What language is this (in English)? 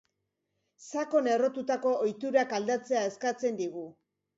Basque